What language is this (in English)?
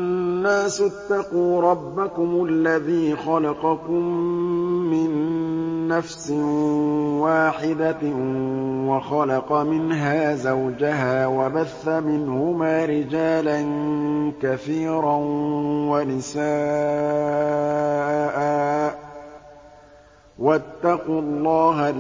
Arabic